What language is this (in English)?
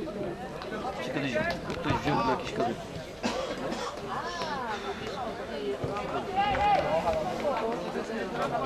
Polish